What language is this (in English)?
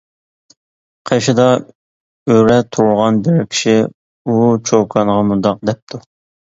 Uyghur